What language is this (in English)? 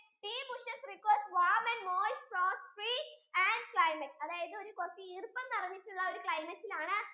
Malayalam